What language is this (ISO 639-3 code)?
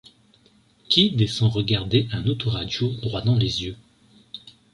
fra